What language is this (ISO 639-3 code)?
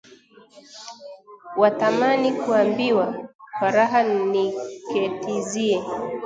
swa